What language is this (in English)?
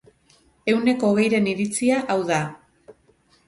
Basque